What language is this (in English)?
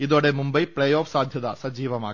Malayalam